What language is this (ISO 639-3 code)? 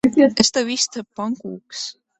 lav